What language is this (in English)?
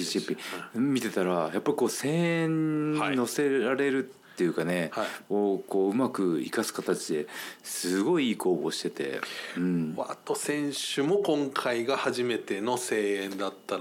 Japanese